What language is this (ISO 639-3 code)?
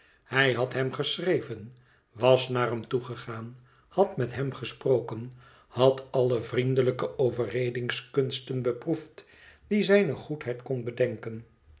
nld